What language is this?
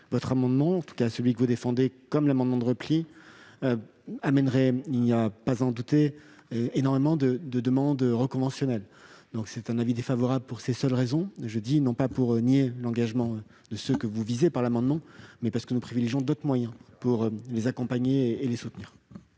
French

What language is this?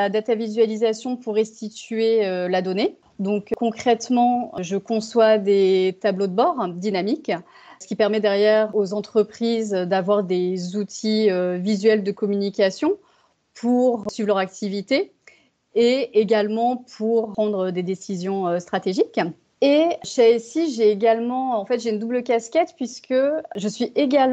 French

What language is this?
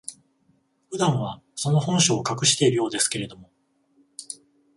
Japanese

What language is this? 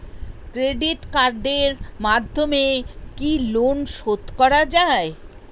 Bangla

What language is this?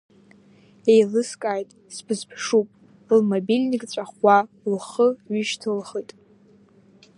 Abkhazian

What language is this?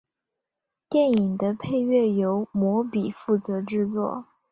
Chinese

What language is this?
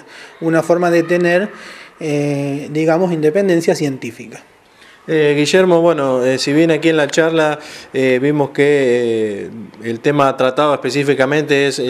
Spanish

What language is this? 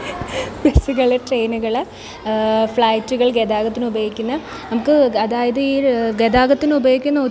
Malayalam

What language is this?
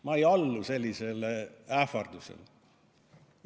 Estonian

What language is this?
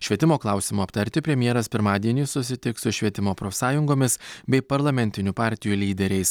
Lithuanian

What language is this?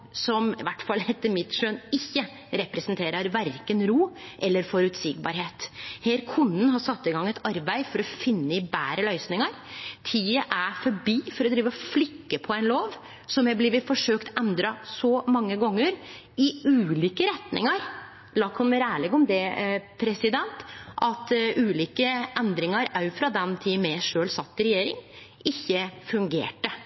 Norwegian Nynorsk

